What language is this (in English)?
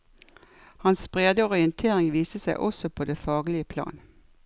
Norwegian